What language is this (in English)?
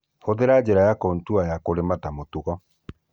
Kikuyu